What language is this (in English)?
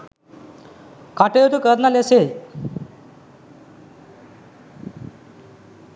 Sinhala